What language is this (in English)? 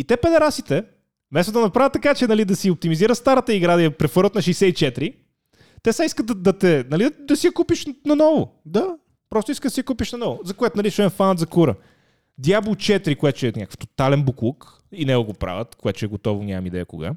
Bulgarian